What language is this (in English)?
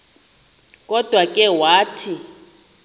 Xhosa